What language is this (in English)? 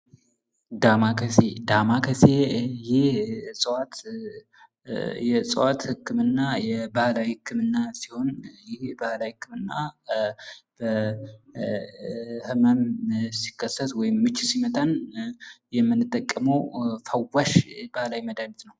Amharic